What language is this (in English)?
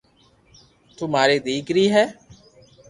Loarki